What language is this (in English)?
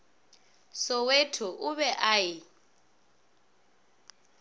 Northern Sotho